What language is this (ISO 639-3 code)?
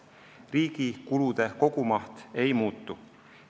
est